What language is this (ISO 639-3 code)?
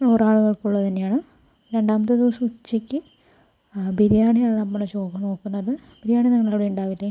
mal